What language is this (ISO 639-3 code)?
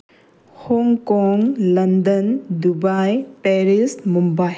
mni